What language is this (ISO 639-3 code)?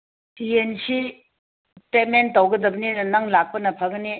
mni